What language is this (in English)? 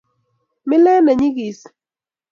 Kalenjin